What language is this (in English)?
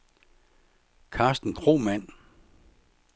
Danish